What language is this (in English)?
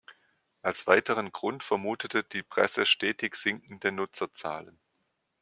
German